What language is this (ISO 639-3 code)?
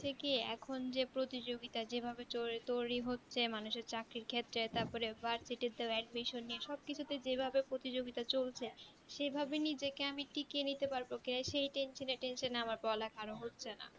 ben